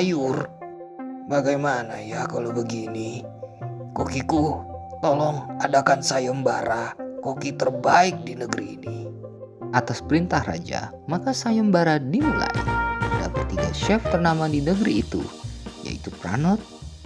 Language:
Indonesian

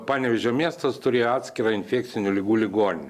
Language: Lithuanian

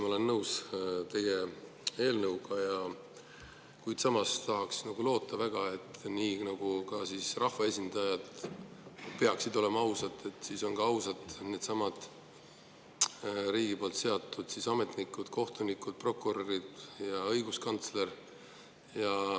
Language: Estonian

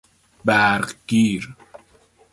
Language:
Persian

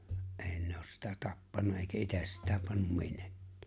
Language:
Finnish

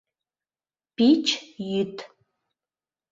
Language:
Mari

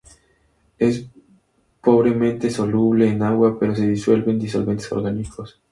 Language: Spanish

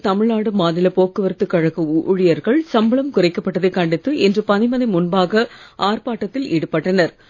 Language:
Tamil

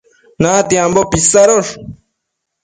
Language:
Matsés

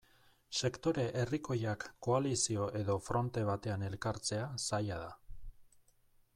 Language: Basque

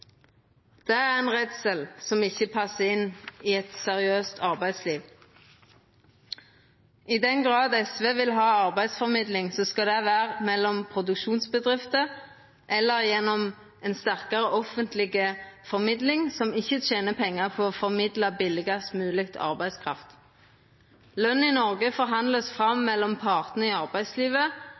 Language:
Norwegian Nynorsk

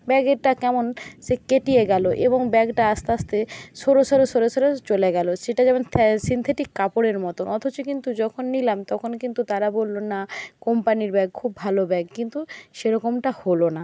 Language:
Bangla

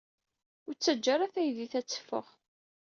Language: Kabyle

